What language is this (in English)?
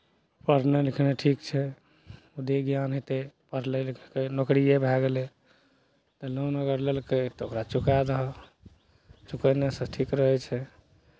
Maithili